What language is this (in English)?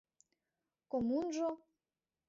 Mari